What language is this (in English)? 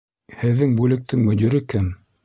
Bashkir